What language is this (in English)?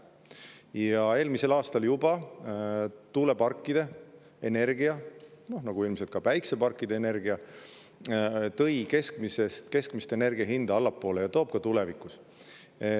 Estonian